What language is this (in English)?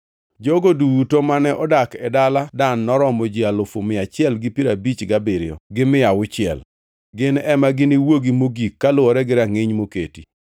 Luo (Kenya and Tanzania)